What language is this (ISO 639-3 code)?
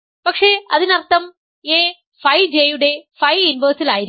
mal